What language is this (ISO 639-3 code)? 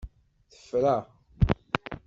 kab